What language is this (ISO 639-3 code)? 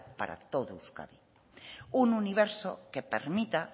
spa